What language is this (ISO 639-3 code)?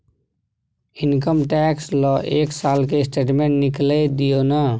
mai